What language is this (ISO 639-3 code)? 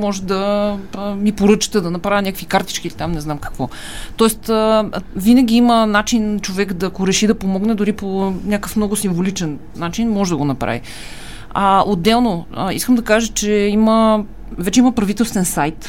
bul